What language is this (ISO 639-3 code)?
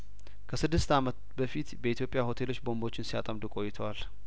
amh